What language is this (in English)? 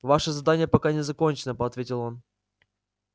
Russian